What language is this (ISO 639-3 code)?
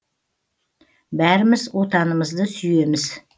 kaz